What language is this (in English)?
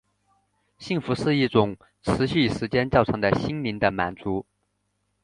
Chinese